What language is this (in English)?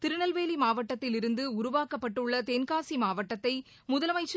Tamil